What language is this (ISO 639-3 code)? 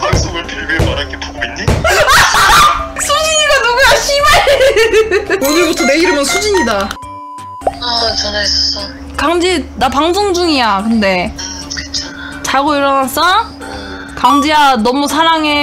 kor